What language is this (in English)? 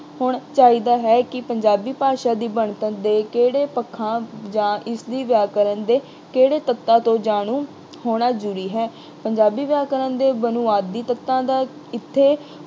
Punjabi